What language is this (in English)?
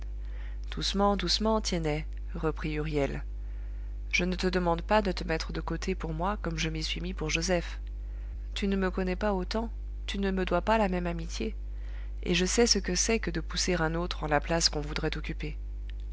French